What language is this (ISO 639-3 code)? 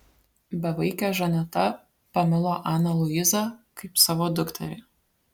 lit